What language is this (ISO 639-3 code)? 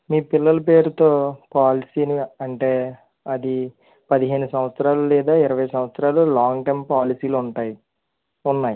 tel